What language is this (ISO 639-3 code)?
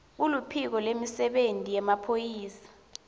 ssw